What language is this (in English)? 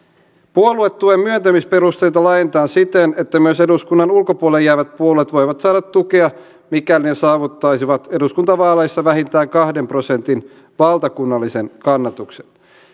Finnish